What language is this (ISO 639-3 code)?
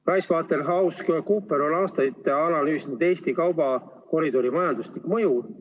est